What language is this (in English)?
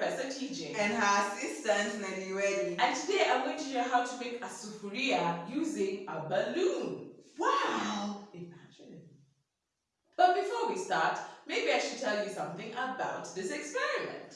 English